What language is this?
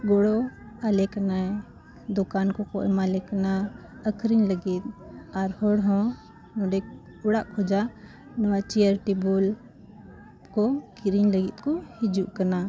Santali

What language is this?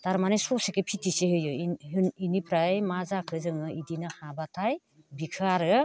Bodo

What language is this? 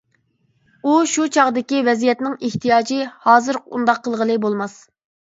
Uyghur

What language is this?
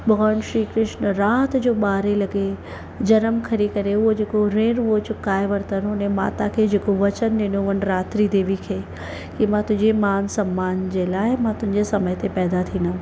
Sindhi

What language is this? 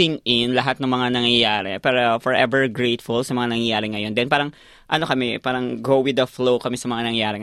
Filipino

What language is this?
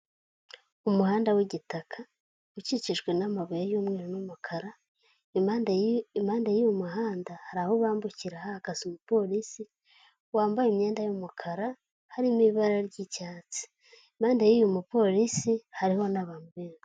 Kinyarwanda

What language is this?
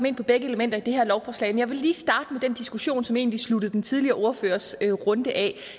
Danish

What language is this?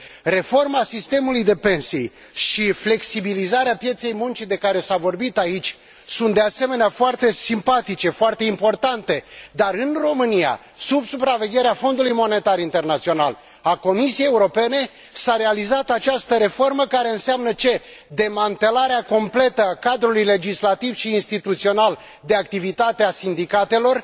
Romanian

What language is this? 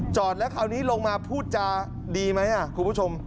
Thai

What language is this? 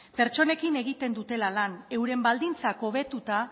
Basque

